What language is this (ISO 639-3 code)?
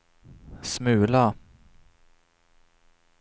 swe